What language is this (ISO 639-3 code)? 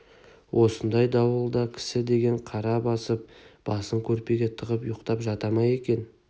kaz